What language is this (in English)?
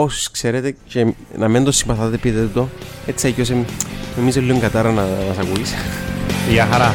Greek